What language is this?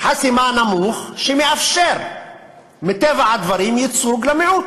Hebrew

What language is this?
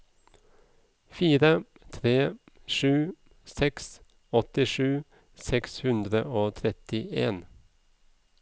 Norwegian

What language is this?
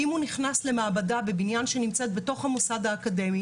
Hebrew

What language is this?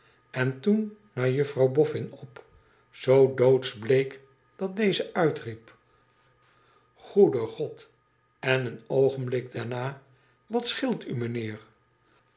Dutch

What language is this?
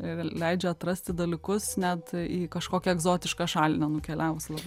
Lithuanian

